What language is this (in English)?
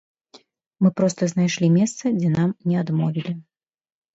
Belarusian